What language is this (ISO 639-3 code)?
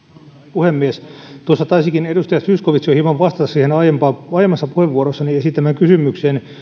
fin